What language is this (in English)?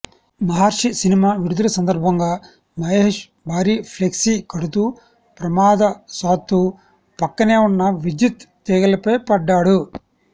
Telugu